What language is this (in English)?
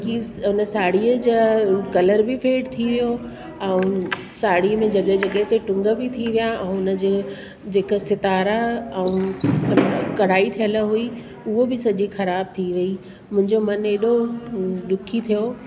Sindhi